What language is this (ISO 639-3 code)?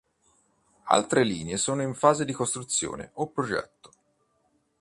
ita